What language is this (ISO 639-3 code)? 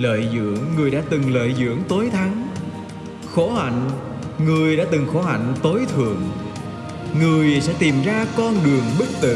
vie